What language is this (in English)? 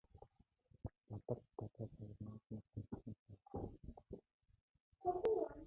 Mongolian